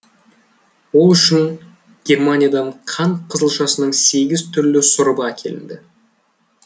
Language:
Kazakh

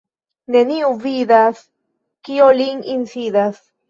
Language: Esperanto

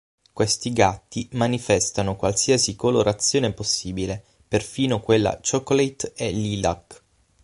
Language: Italian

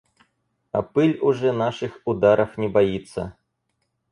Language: Russian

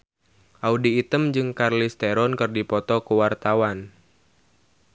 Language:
Sundanese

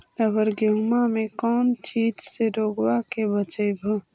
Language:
Magahi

